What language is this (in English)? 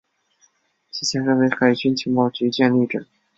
Chinese